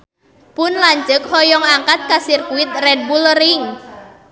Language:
Sundanese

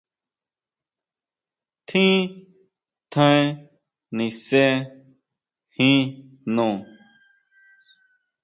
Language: Huautla Mazatec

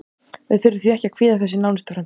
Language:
Icelandic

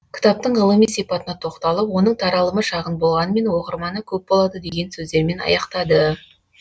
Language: Kazakh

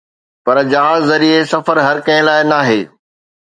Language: Sindhi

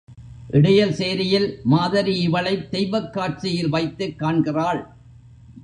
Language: Tamil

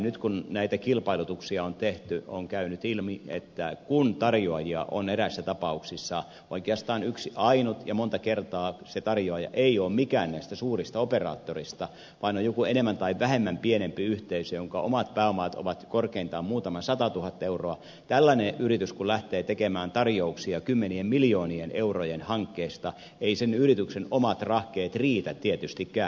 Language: Finnish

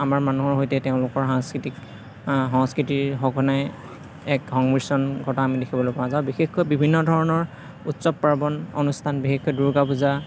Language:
Assamese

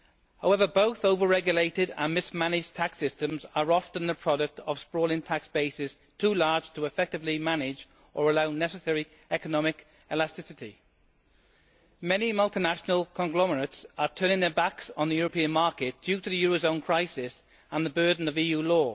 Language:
English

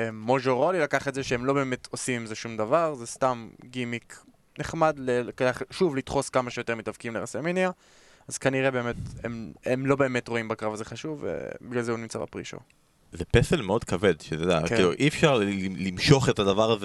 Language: Hebrew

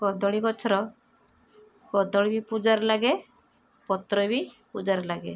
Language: Odia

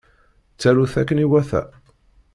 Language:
Kabyle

